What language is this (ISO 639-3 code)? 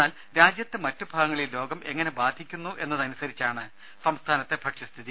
mal